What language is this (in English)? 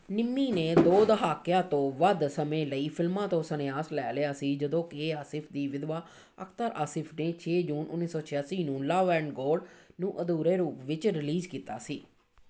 Punjabi